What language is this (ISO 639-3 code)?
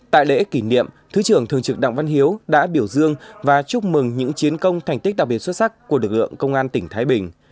vie